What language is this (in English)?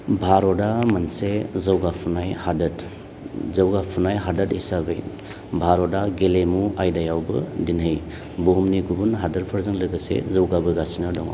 Bodo